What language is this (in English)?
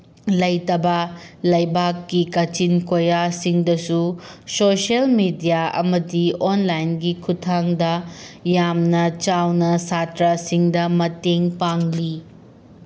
Manipuri